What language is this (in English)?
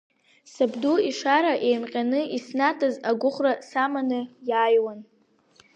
Abkhazian